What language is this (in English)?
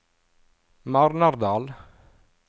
Norwegian